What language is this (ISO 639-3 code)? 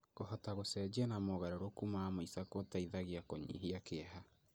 kik